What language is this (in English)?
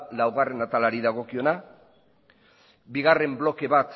Basque